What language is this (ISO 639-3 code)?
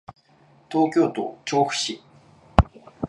jpn